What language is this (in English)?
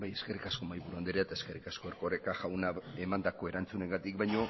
Basque